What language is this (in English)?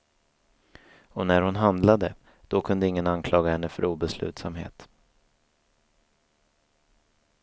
Swedish